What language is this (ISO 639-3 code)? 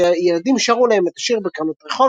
heb